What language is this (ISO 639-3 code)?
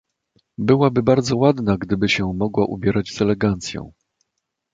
pol